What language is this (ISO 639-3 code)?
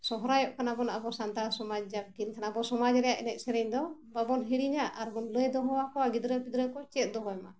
sat